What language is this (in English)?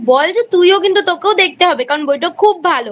Bangla